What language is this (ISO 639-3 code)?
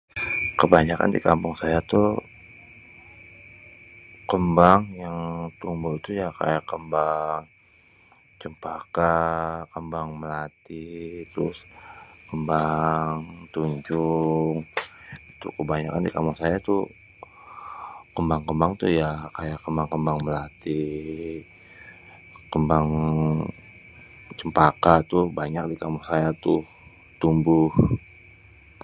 bew